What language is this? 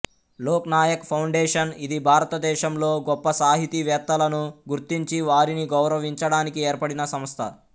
Telugu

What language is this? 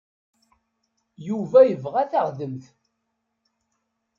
Kabyle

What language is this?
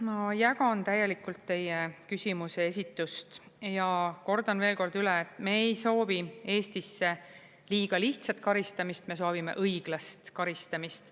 Estonian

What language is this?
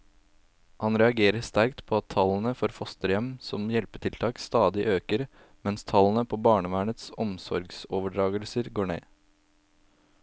Norwegian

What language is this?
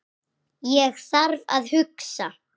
Icelandic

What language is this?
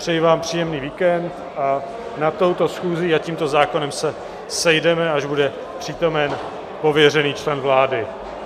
Czech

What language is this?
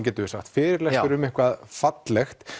Icelandic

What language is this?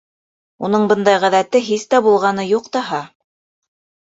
Bashkir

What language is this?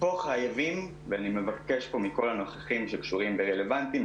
Hebrew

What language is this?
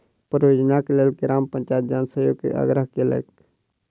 Maithili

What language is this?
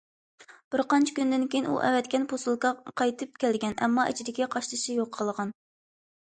Uyghur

